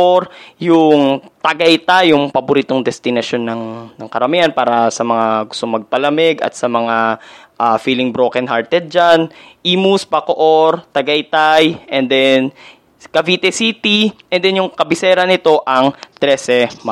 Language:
Filipino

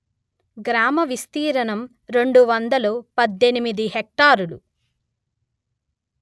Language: Telugu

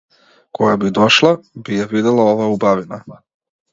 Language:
Macedonian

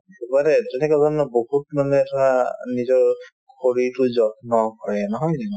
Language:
Assamese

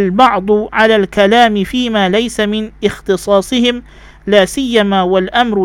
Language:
Malay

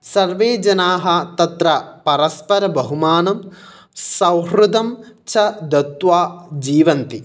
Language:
Sanskrit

